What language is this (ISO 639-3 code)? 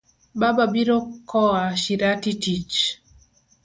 luo